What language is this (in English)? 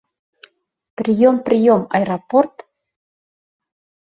Bashkir